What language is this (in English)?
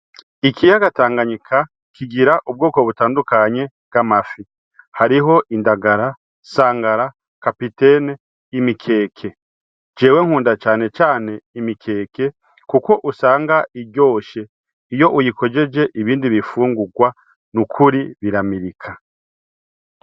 Rundi